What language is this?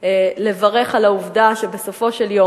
Hebrew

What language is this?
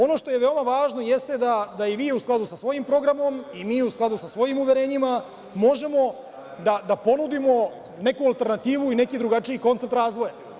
Serbian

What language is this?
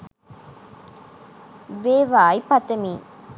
Sinhala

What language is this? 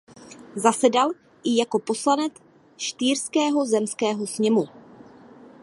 Czech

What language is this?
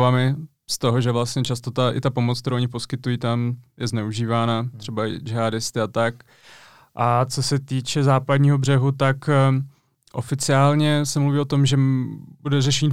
Czech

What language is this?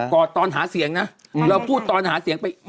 Thai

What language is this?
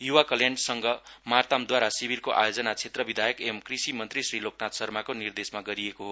Nepali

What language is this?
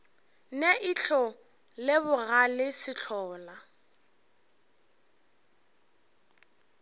Northern Sotho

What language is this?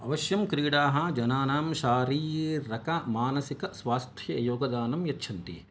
Sanskrit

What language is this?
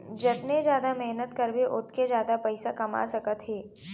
Chhattisgarhi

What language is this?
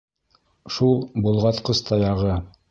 Bashkir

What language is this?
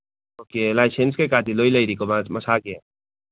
Manipuri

